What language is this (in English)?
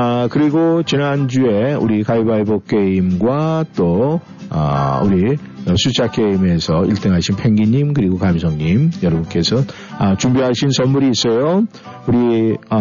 Korean